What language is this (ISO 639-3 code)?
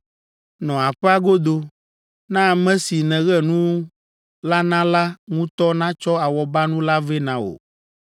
ewe